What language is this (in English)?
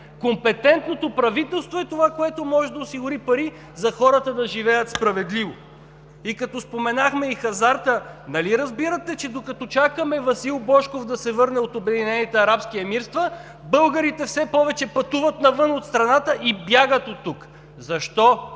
Bulgarian